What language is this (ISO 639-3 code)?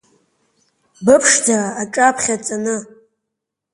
abk